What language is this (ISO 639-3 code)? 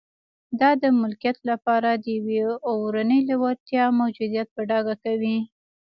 pus